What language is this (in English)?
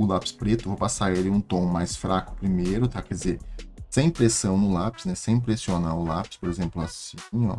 Portuguese